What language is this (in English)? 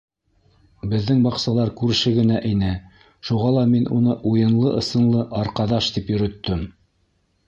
Bashkir